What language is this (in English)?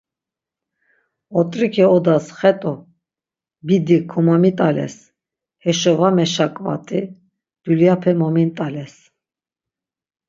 Laz